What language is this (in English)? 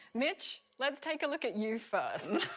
English